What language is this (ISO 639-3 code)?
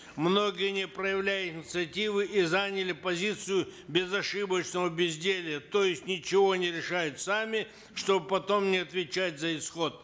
kaz